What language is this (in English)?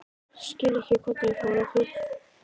Icelandic